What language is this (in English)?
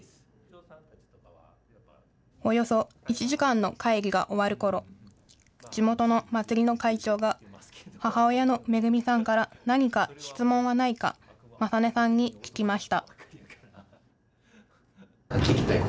Japanese